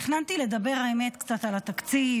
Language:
Hebrew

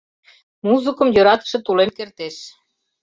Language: Mari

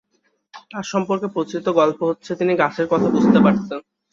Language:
Bangla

